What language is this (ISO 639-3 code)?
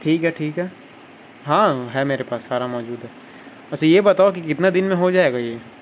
urd